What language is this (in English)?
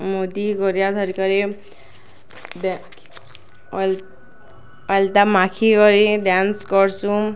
Odia